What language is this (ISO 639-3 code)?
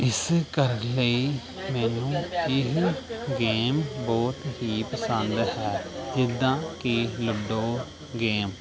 pan